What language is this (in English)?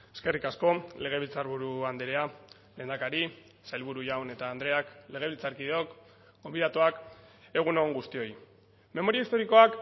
Basque